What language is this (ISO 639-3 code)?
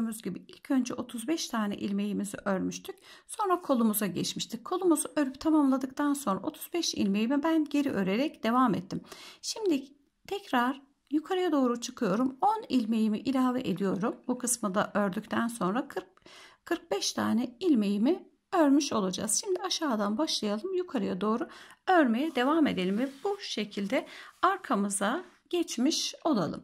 tur